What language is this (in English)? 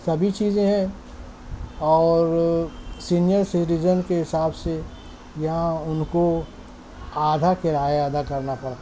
Urdu